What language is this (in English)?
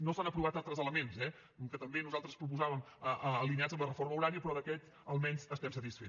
Catalan